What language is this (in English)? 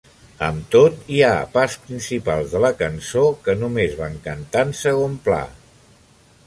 Catalan